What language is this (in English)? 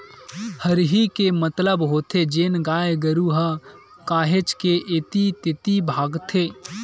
Chhattisgarhi